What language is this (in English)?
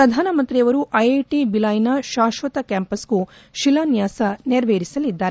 Kannada